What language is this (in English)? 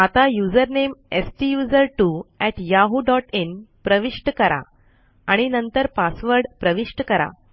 Marathi